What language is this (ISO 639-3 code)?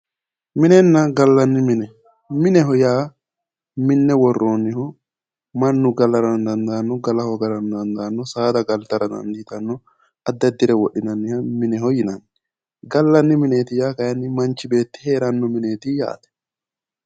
sid